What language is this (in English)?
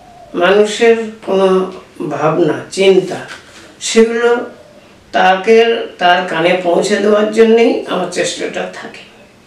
Bangla